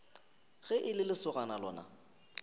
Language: Northern Sotho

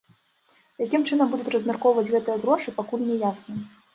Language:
Belarusian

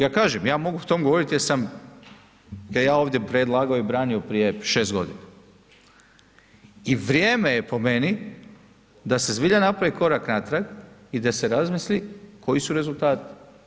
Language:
Croatian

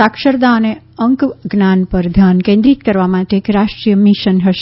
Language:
Gujarati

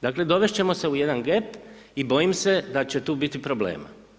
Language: Croatian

